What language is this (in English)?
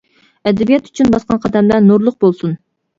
Uyghur